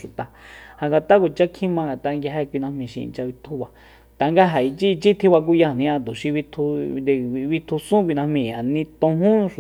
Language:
Soyaltepec Mazatec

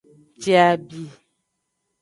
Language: Aja (Benin)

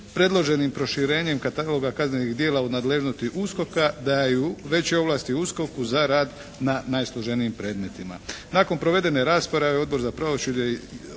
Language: Croatian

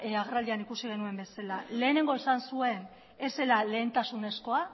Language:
Basque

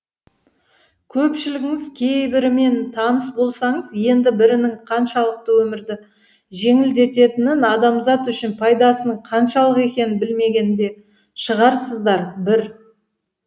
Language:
Kazakh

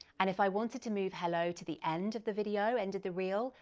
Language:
English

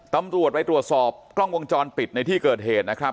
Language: Thai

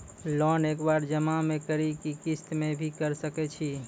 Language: Maithili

